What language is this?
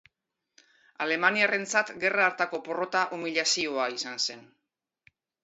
Basque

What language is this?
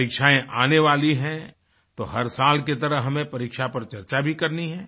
Hindi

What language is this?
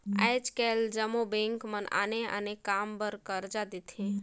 Chhattisgarhi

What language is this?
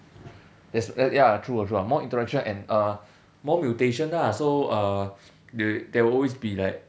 English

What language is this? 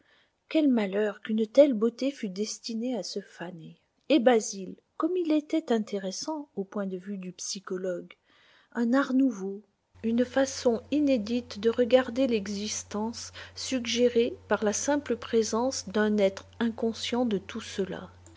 French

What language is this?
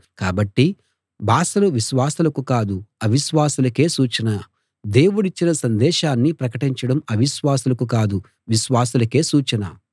Telugu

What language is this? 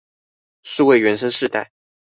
Chinese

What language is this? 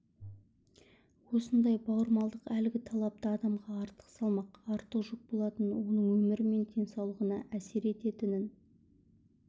Kazakh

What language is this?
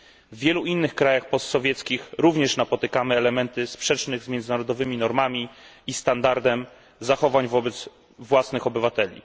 Polish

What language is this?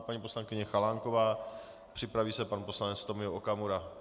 Czech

